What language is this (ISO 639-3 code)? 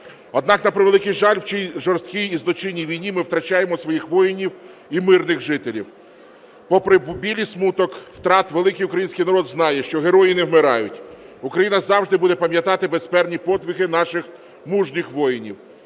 ukr